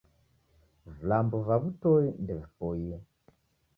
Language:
Taita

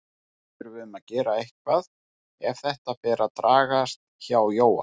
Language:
Icelandic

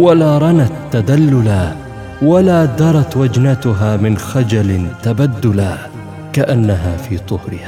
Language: Arabic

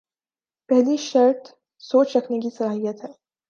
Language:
Urdu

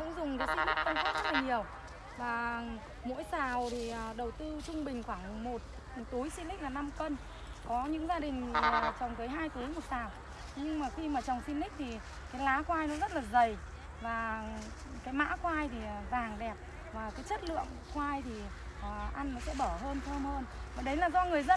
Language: Vietnamese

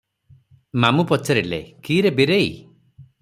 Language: Odia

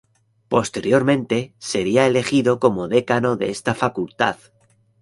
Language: Spanish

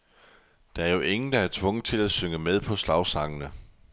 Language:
Danish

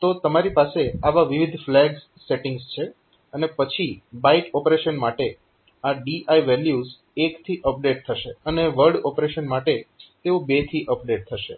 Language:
Gujarati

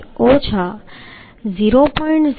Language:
Gujarati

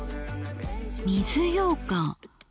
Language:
Japanese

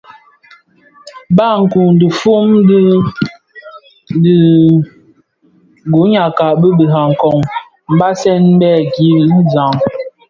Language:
Bafia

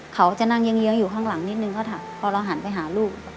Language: Thai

